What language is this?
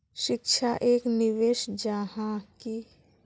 Magahi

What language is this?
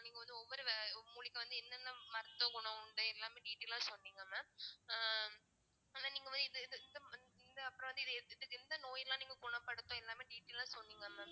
Tamil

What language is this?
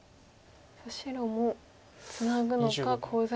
Japanese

